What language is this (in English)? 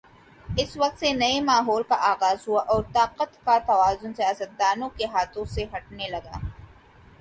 Urdu